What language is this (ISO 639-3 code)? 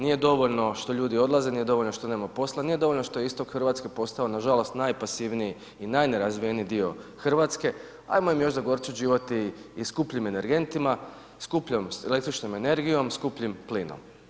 hrv